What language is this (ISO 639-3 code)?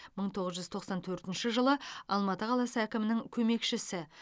kaz